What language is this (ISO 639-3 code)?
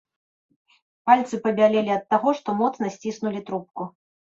bel